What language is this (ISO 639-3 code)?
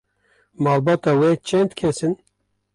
kur